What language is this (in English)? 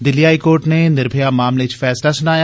Dogri